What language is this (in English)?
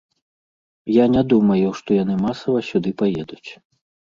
Belarusian